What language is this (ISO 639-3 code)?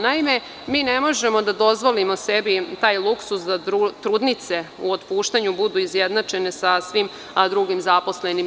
srp